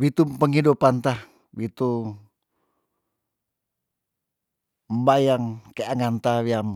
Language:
Tondano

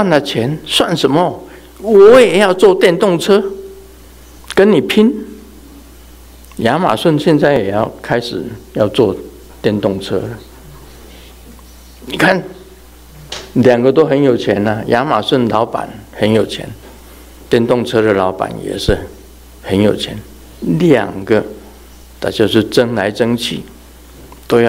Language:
Chinese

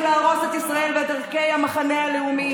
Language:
Hebrew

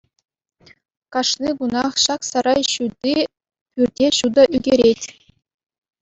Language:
Chuvash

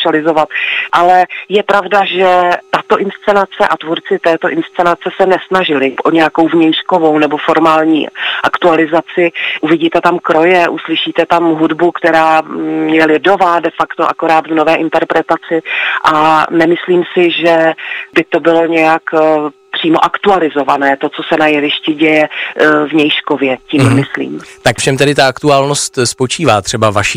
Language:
Czech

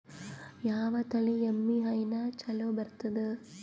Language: Kannada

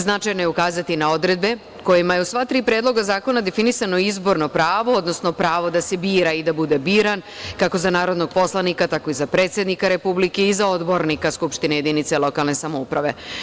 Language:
Serbian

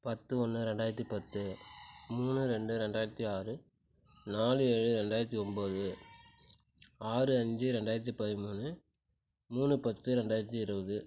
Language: Tamil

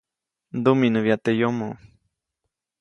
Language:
Copainalá Zoque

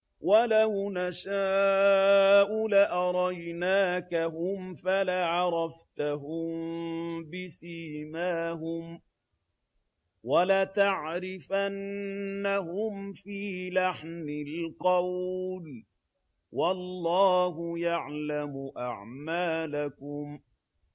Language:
Arabic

